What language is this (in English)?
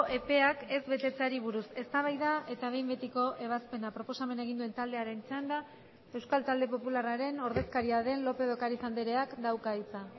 Basque